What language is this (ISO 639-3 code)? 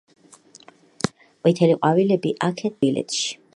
kat